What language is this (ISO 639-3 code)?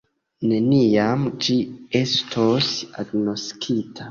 epo